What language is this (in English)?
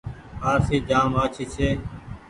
Goaria